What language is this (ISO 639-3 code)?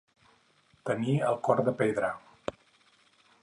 cat